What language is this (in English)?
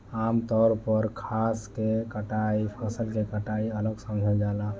Bhojpuri